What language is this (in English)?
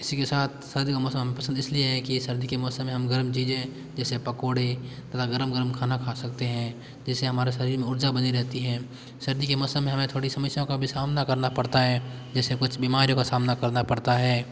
Hindi